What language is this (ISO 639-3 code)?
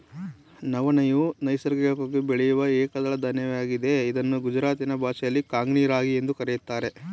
kan